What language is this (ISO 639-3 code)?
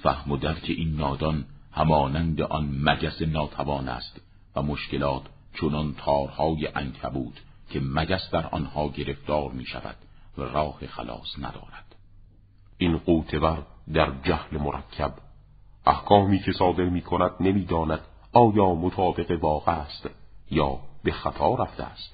fas